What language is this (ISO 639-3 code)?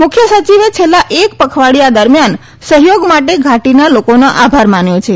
guj